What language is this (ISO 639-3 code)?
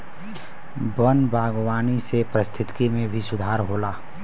bho